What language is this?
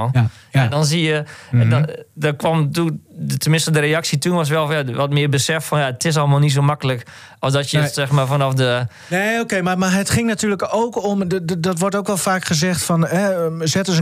Dutch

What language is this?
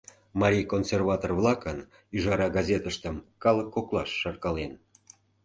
Mari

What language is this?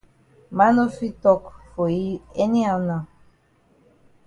Cameroon Pidgin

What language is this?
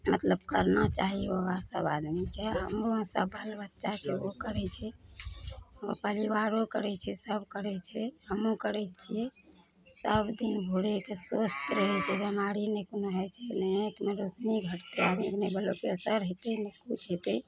Maithili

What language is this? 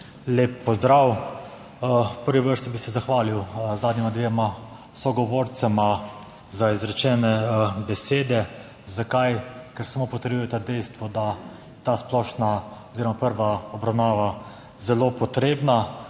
Slovenian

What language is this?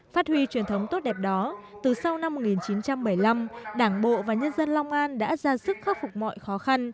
Vietnamese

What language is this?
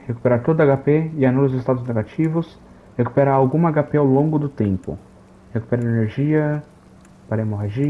Portuguese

